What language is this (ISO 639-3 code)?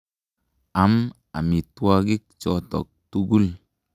kln